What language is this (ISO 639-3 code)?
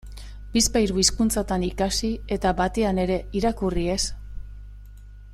eus